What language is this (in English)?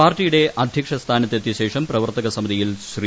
Malayalam